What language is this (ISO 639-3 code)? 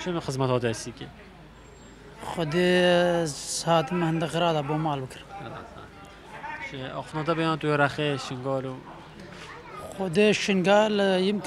ara